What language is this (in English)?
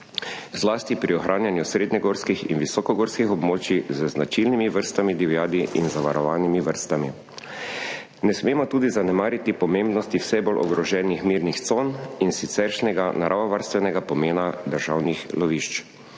Slovenian